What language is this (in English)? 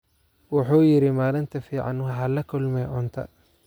Somali